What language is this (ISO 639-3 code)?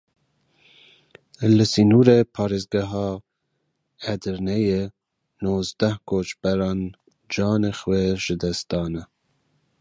kur